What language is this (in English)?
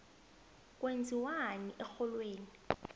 South Ndebele